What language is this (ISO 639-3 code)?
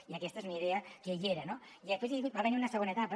cat